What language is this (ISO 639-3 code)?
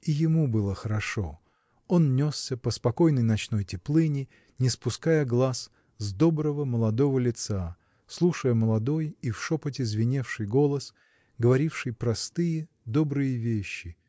rus